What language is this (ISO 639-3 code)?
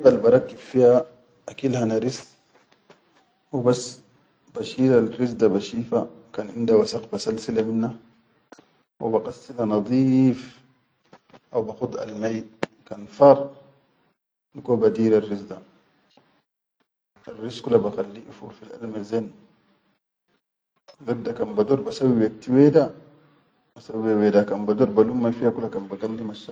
shu